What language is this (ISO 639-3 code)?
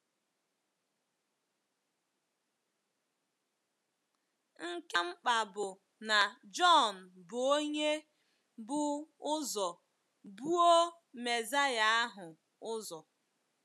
ibo